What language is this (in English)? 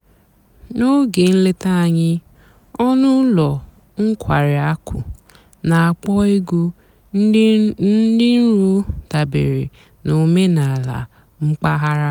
Igbo